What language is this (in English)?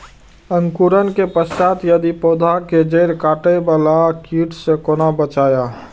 Maithili